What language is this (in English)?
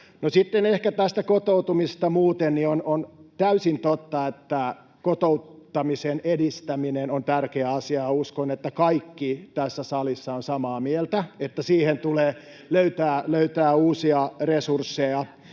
Finnish